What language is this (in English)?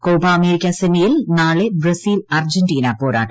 Malayalam